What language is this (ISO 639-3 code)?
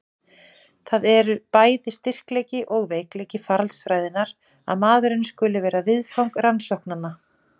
isl